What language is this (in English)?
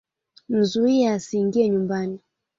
Swahili